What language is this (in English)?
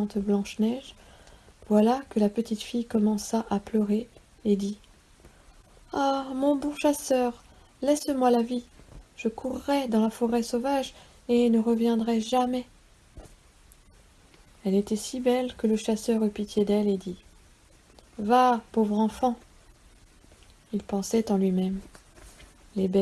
French